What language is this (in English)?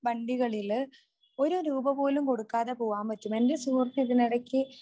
Malayalam